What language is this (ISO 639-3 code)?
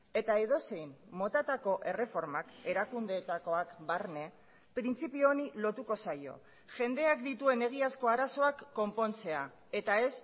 eus